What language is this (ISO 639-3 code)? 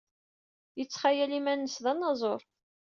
kab